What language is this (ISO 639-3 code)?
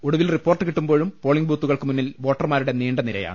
mal